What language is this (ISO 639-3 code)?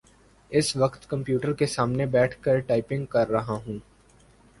urd